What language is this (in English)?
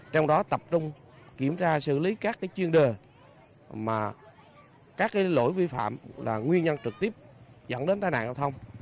Vietnamese